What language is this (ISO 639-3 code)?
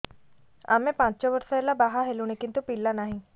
ori